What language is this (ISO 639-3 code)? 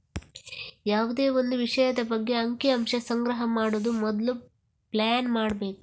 kan